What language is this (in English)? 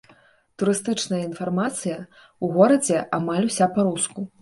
Belarusian